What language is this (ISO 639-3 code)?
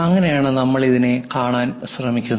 mal